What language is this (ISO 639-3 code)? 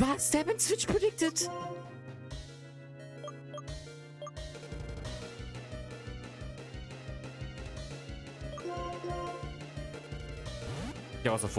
deu